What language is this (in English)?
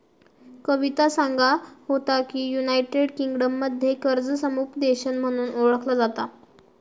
Marathi